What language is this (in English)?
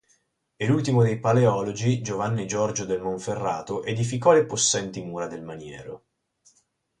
Italian